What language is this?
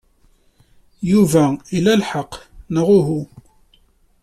Kabyle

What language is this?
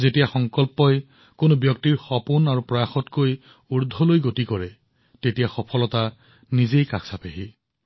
Assamese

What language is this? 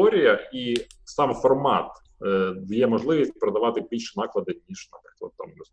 Ukrainian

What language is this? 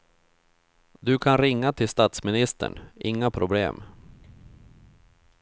Swedish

